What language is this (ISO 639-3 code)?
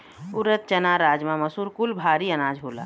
bho